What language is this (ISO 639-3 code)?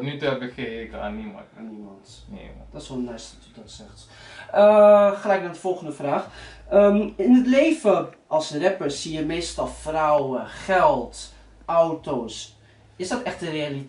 nld